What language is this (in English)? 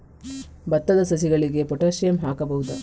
Kannada